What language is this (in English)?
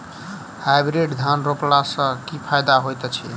Maithili